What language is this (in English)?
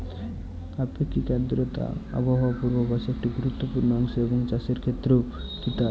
Bangla